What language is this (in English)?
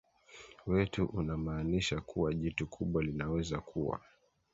Swahili